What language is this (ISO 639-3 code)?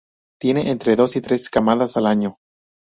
spa